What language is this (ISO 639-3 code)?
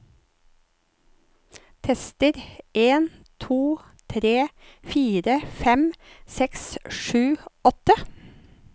nor